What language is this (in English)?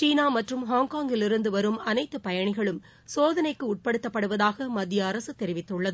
Tamil